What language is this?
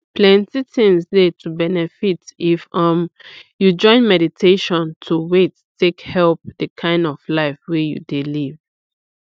Nigerian Pidgin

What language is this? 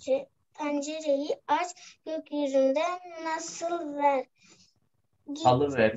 Turkish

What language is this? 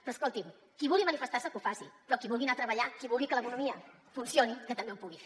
Catalan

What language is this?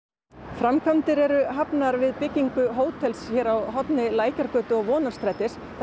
Icelandic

